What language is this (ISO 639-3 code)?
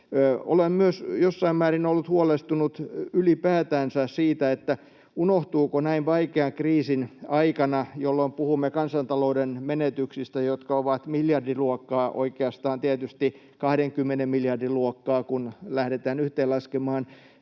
fin